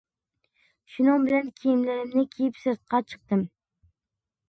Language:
Uyghur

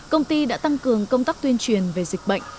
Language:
Vietnamese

